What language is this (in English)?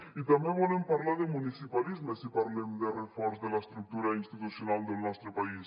Catalan